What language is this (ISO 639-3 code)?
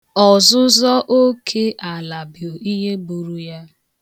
ibo